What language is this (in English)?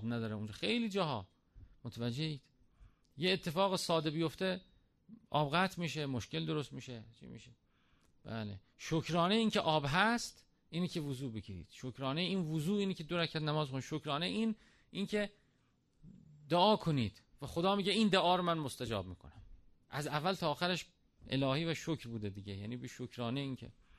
Persian